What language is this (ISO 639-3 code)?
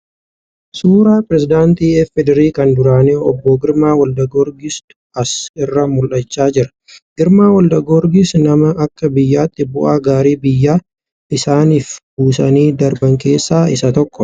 orm